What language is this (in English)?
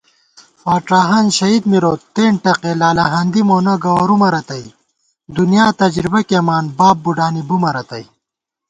Gawar-Bati